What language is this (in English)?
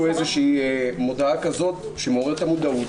Hebrew